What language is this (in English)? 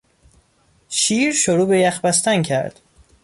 Persian